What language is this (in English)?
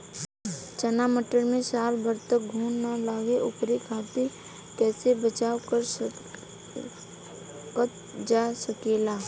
Bhojpuri